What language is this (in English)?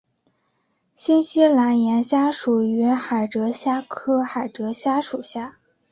Chinese